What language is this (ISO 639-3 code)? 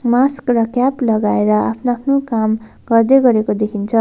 nep